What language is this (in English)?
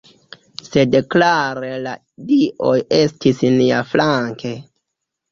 Esperanto